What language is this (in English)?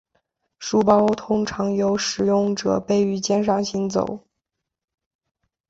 Chinese